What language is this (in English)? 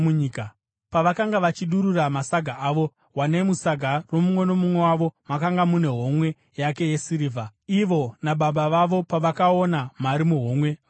Shona